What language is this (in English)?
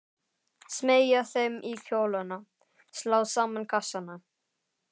Icelandic